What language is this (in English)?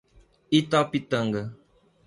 Portuguese